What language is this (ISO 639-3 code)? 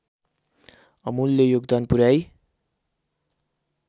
nep